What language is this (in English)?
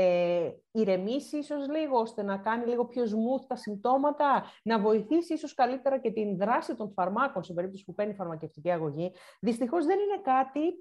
Greek